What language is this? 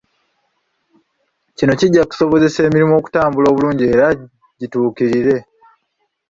Ganda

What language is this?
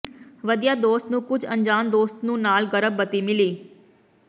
Punjabi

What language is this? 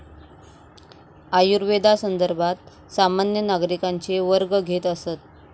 Marathi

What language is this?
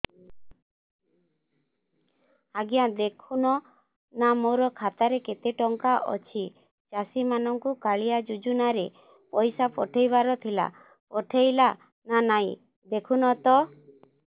Odia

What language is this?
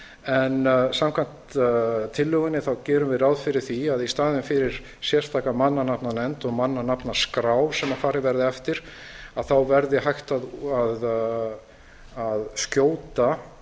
Icelandic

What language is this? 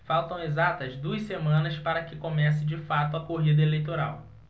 Portuguese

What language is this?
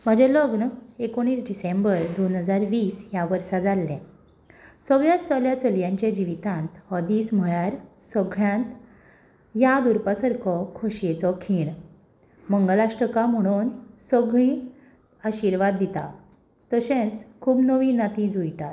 Konkani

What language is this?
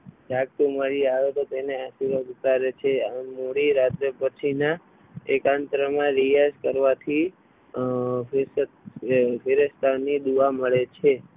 Gujarati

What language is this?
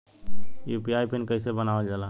Bhojpuri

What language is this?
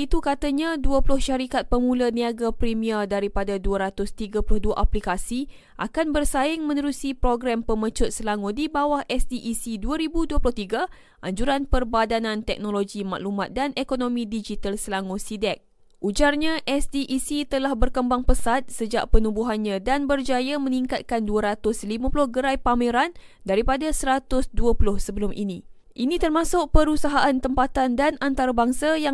Malay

